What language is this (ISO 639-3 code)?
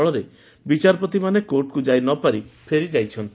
ori